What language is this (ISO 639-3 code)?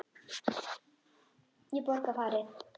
isl